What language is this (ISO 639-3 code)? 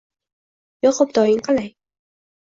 uzb